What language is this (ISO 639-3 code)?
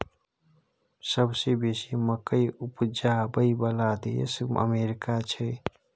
mai